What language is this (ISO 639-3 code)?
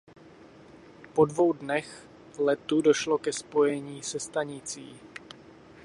ces